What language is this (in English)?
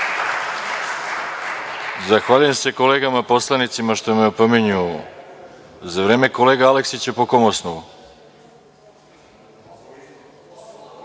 Serbian